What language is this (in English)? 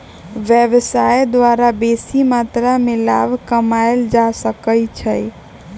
Magahi